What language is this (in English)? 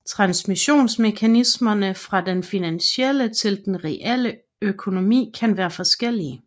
Danish